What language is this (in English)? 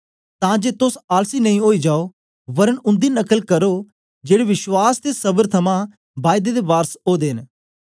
Dogri